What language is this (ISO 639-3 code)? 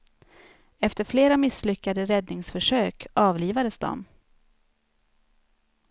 swe